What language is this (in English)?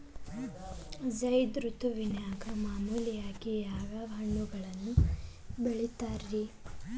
Kannada